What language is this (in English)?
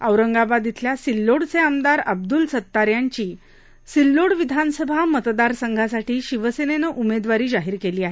Marathi